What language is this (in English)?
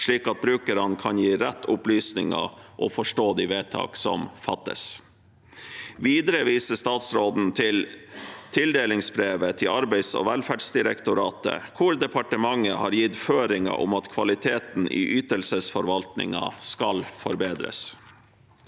Norwegian